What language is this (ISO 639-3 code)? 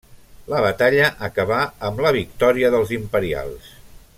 cat